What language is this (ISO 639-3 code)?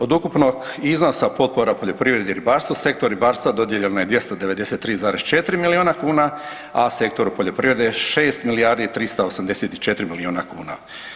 hrv